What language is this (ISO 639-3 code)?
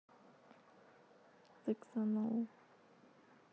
rus